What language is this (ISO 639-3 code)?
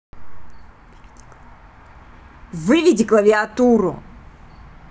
rus